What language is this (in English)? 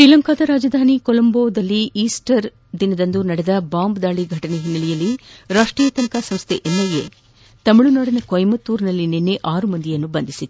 Kannada